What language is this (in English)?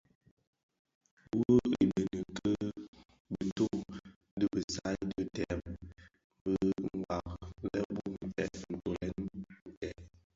Bafia